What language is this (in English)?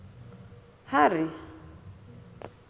Southern Sotho